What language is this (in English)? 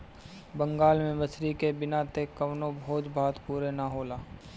Bhojpuri